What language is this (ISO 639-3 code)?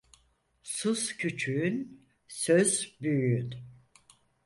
tur